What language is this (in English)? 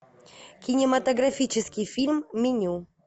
Russian